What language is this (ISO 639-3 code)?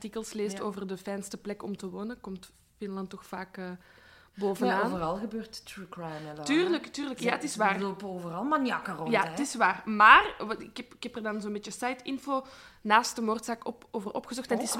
nld